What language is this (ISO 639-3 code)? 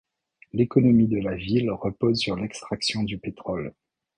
fra